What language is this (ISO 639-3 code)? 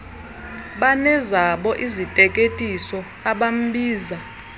xho